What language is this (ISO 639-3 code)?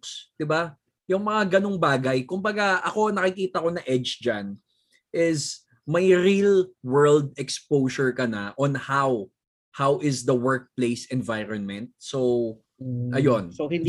fil